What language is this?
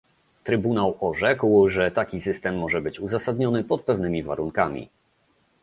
Polish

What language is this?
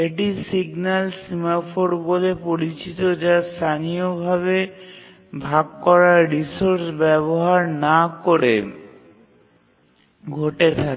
Bangla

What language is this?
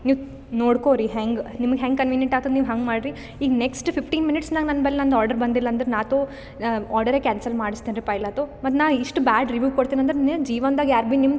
Kannada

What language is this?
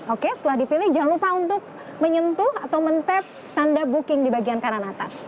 Indonesian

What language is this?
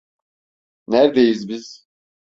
Turkish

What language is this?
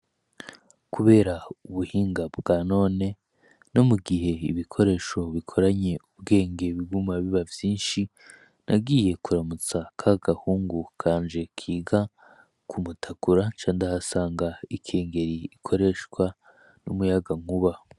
Rundi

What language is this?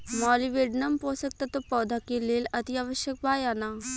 Bhojpuri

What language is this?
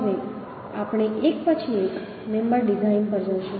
Gujarati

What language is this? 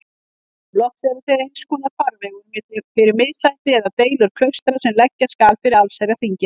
Icelandic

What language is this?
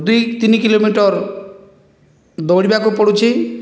Odia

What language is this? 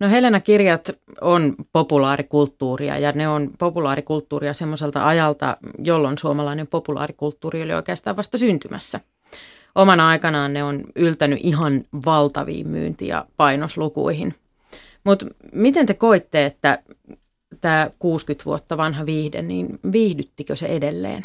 Finnish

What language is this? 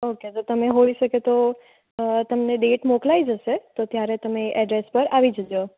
Gujarati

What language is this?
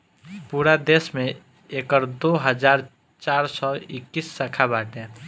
Bhojpuri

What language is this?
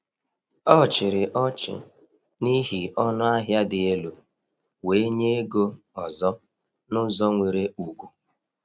Igbo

